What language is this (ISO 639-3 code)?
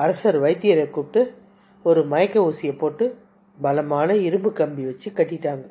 tam